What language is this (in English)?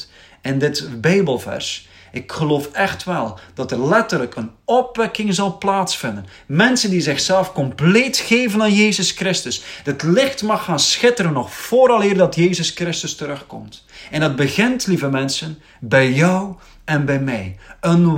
Dutch